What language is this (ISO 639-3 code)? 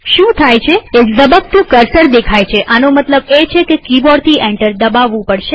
guj